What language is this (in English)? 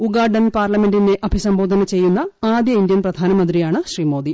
Malayalam